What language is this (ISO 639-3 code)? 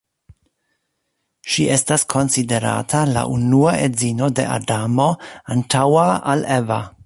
epo